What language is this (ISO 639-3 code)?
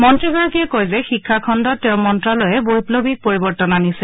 asm